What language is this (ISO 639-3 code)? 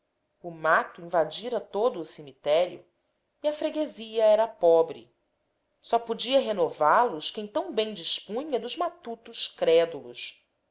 por